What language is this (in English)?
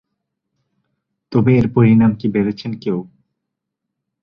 Bangla